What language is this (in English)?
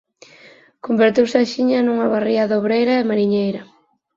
Galician